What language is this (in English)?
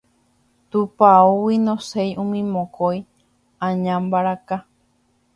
Guarani